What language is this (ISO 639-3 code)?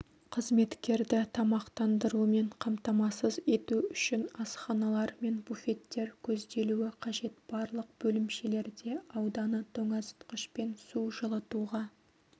kaz